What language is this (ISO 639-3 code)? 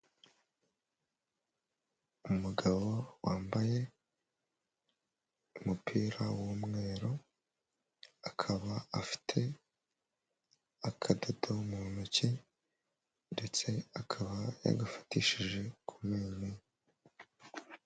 kin